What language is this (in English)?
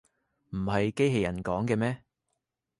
Cantonese